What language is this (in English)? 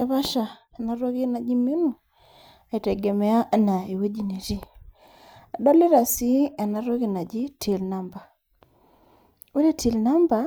Masai